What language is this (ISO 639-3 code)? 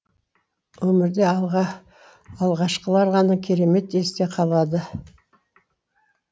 kaz